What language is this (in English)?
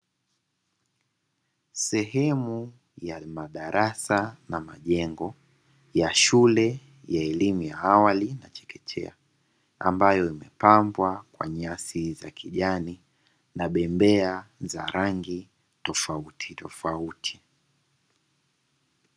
Swahili